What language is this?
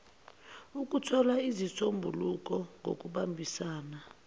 Zulu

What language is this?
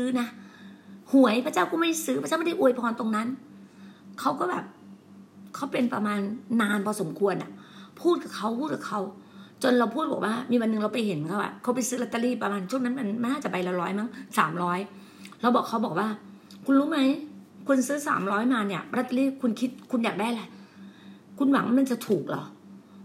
Thai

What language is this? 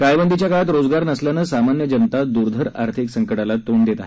Marathi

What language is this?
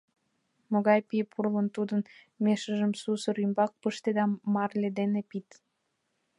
Mari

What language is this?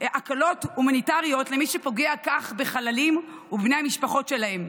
Hebrew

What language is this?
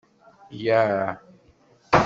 Kabyle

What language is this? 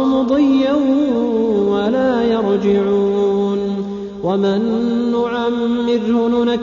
Arabic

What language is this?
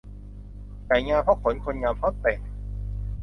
Thai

